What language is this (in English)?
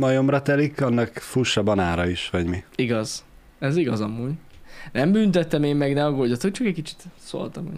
Hungarian